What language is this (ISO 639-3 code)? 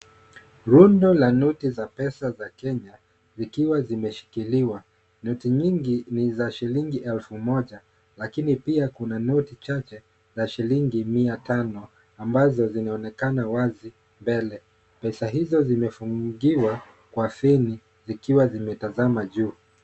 swa